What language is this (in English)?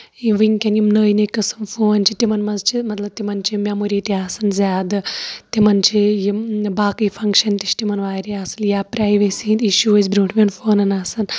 Kashmiri